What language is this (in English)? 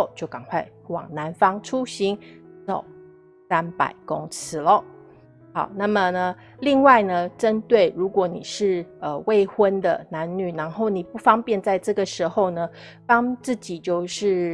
Chinese